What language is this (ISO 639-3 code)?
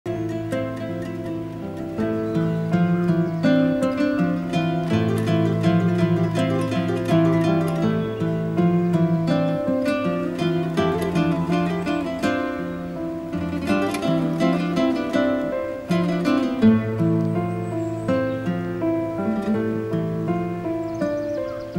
tur